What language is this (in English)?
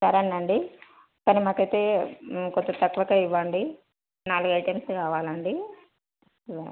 Telugu